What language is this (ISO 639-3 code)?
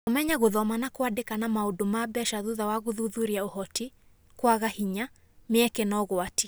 kik